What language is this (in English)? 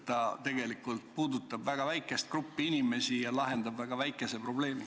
Estonian